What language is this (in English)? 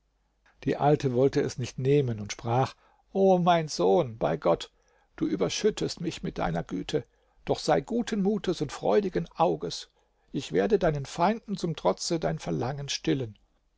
German